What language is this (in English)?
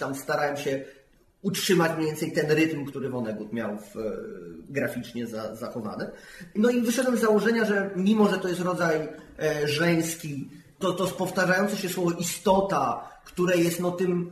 Polish